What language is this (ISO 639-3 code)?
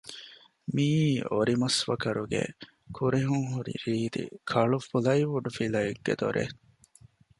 div